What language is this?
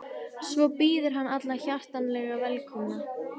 Icelandic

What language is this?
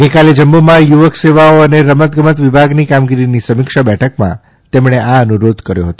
Gujarati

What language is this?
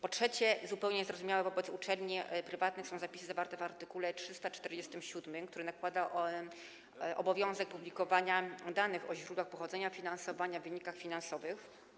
Polish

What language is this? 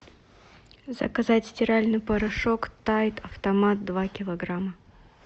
Russian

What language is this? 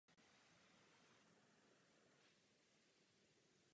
Czech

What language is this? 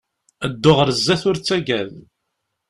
Kabyle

